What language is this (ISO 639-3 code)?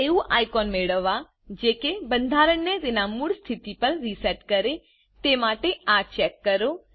guj